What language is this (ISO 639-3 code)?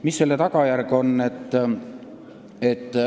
est